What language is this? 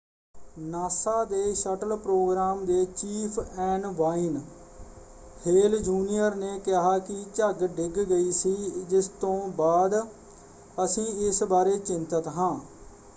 Punjabi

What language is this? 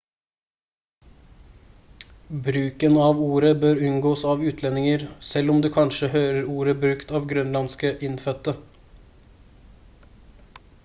Norwegian Bokmål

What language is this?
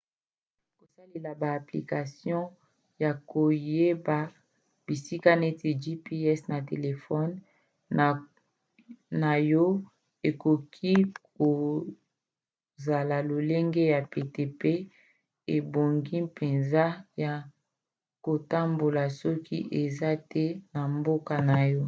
Lingala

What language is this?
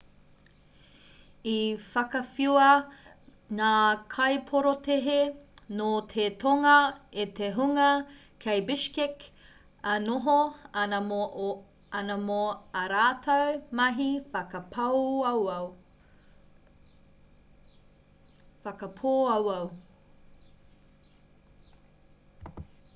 Māori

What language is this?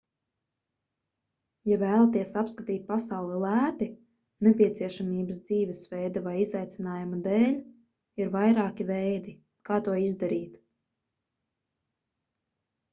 Latvian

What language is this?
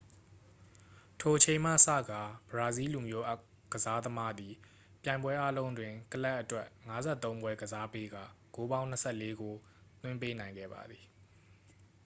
Burmese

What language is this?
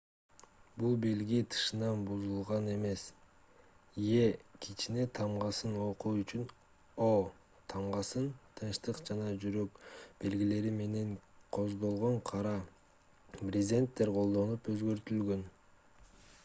Kyrgyz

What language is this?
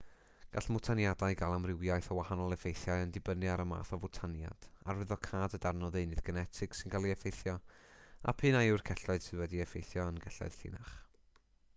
Welsh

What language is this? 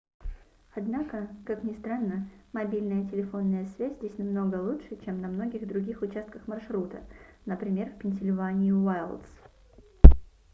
Russian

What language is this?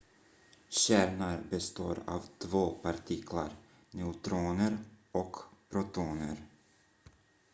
Swedish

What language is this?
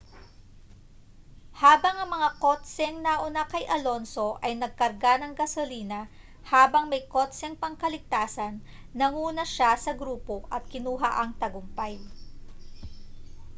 Filipino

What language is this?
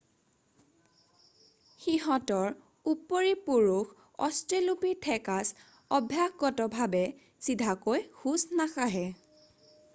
Assamese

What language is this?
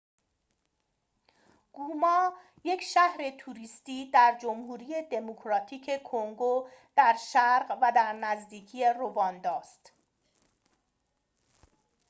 Persian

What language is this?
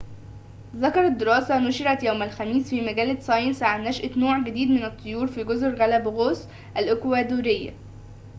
Arabic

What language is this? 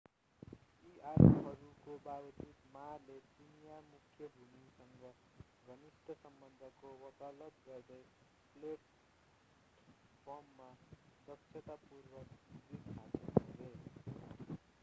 Nepali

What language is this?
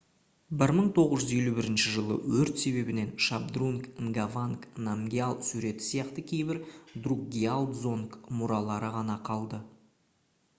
Kazakh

